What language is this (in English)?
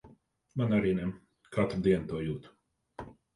Latvian